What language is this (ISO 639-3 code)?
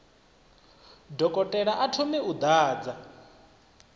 ven